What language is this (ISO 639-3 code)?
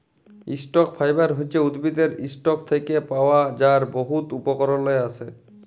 ben